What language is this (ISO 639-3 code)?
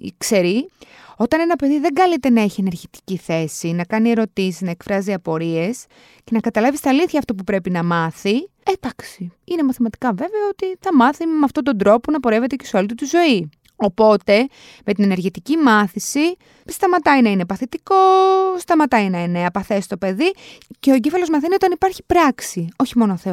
ell